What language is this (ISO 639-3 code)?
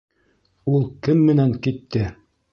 bak